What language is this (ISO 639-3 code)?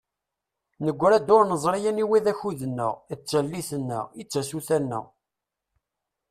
kab